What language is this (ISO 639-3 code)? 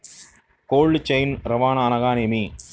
tel